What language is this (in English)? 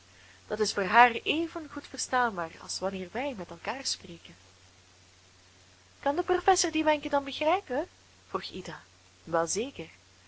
Dutch